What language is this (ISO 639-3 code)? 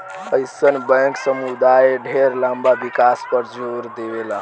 bho